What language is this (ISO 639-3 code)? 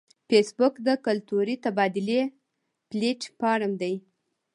pus